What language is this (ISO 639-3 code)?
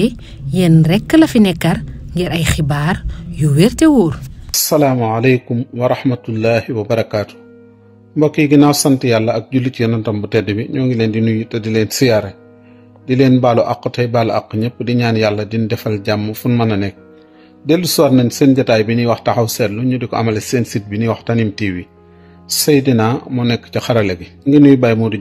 ara